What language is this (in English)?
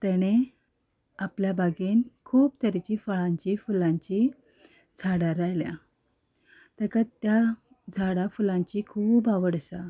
Konkani